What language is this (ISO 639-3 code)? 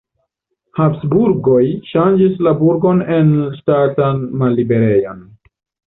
epo